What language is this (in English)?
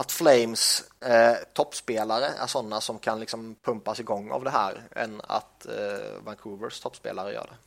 Swedish